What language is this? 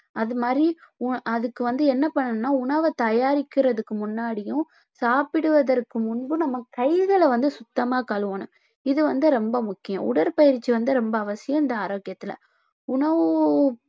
Tamil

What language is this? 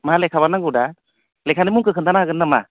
Bodo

